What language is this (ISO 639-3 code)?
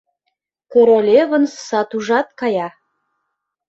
chm